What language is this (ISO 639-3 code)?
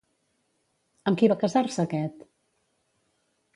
cat